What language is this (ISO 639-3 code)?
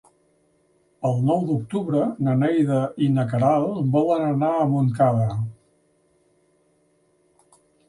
cat